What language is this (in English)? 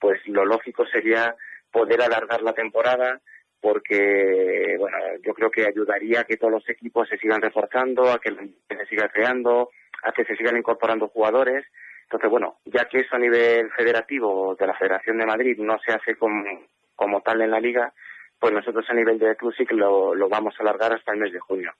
Spanish